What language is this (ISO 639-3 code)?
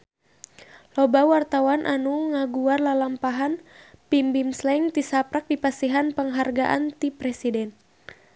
sun